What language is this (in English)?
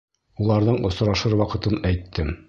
Bashkir